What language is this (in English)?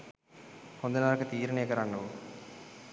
Sinhala